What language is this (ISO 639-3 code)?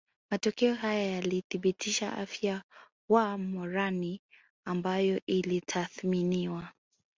swa